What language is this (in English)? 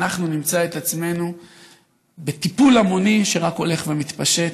Hebrew